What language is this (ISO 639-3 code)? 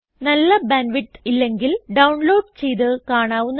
mal